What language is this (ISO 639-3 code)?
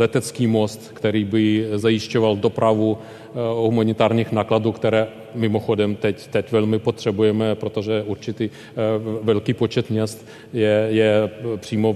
ces